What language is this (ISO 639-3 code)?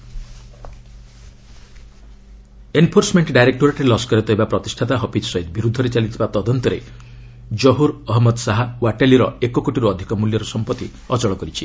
ori